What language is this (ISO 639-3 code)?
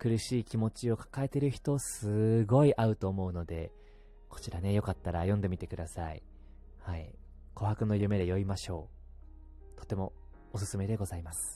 jpn